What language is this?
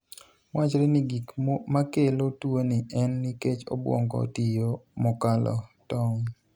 Luo (Kenya and Tanzania)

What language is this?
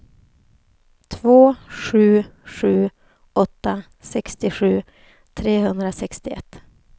Swedish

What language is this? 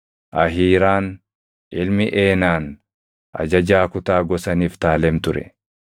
Oromo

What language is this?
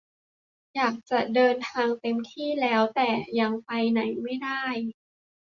Thai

